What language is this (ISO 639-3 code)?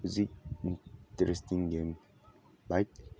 mni